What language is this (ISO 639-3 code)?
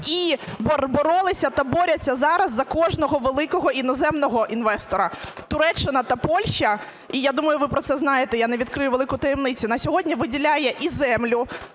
ukr